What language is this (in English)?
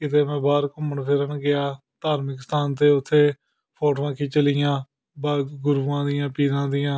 Punjabi